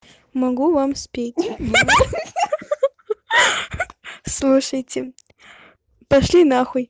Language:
Russian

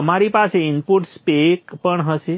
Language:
Gujarati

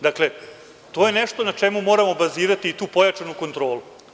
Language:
Serbian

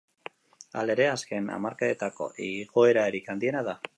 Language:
Basque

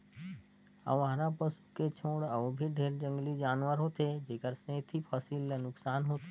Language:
Chhattisgarhi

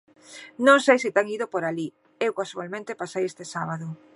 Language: Galician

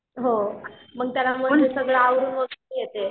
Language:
Marathi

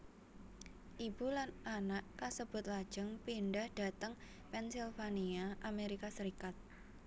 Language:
Javanese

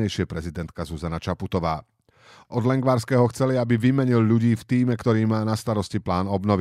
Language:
Slovak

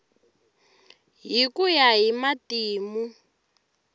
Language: Tsonga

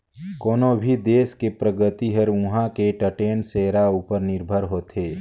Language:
Chhattisgarhi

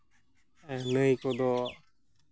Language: Santali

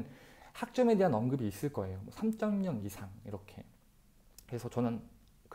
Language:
Korean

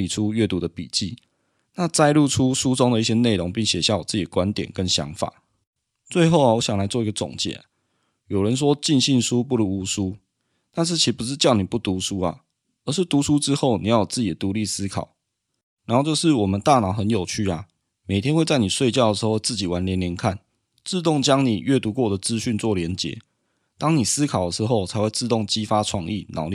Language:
Chinese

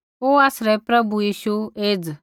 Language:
Kullu Pahari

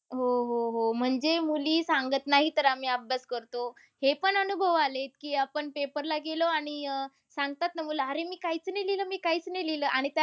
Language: Marathi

